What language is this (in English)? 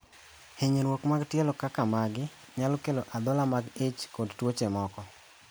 Luo (Kenya and Tanzania)